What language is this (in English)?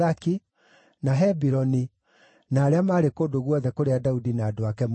Kikuyu